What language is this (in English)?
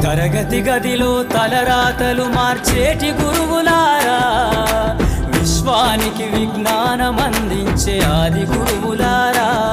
Telugu